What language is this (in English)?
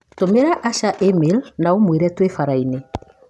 Kikuyu